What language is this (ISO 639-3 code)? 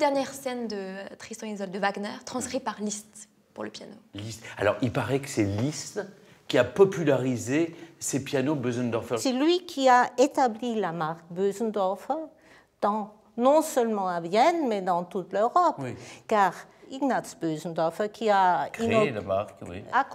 fra